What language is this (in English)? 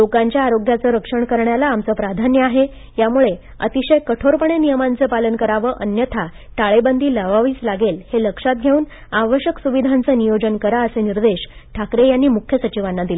Marathi